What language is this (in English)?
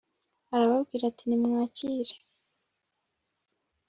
Kinyarwanda